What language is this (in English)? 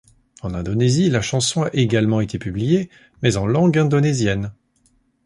French